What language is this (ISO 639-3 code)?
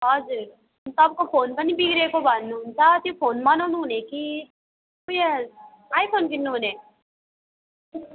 nep